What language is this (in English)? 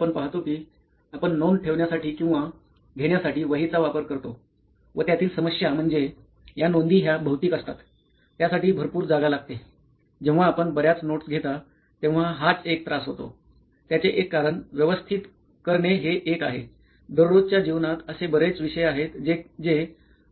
Marathi